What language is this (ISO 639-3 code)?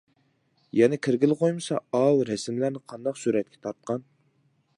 uig